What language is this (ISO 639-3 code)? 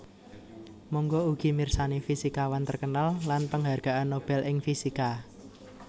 jav